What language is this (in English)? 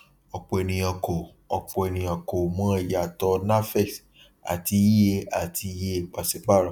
Yoruba